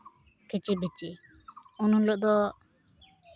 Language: Santali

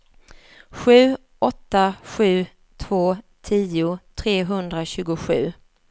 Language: Swedish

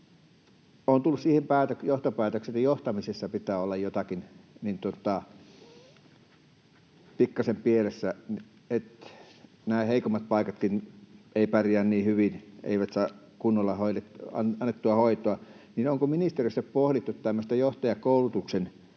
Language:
Finnish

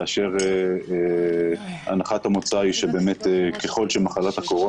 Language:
Hebrew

